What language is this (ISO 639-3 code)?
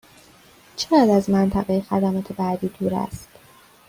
fas